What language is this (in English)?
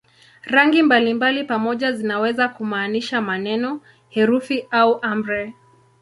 Swahili